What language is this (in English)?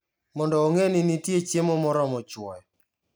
Luo (Kenya and Tanzania)